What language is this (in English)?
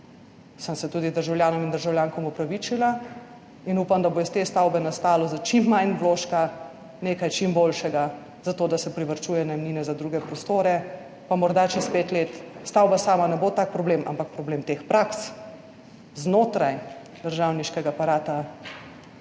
Slovenian